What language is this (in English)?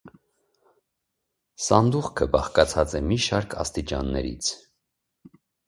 Armenian